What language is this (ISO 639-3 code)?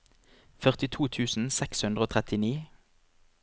nor